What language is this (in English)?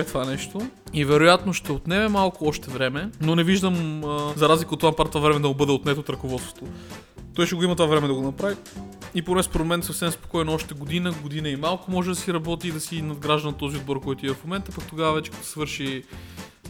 Bulgarian